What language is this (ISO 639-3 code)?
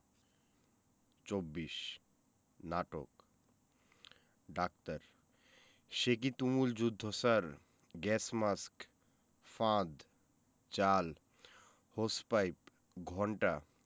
ben